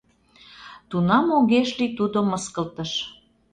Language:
Mari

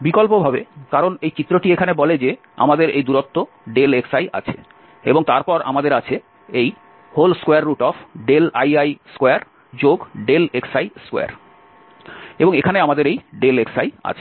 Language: Bangla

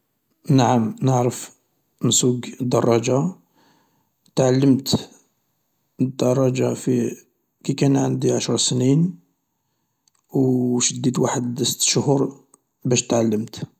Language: Algerian Arabic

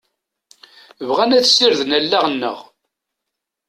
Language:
Kabyle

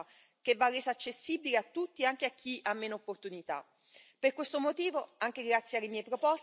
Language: Italian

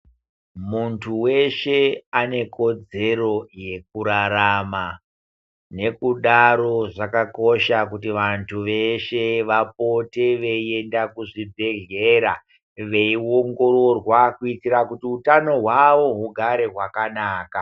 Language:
Ndau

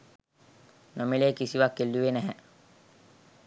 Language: Sinhala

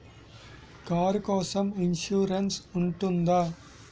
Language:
Telugu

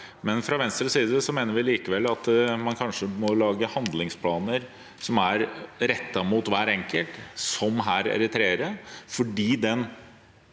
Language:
Norwegian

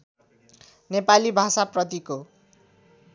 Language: Nepali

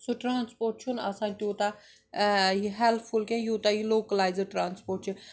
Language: Kashmiri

